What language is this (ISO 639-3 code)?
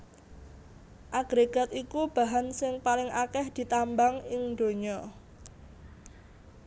jav